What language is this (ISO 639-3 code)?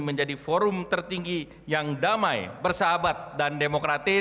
ind